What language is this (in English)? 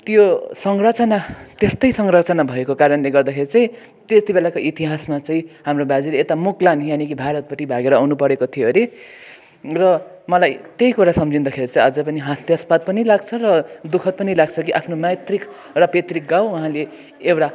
Nepali